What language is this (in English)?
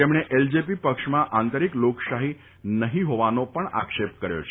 Gujarati